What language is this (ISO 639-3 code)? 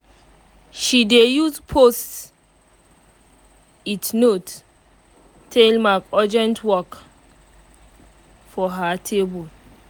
pcm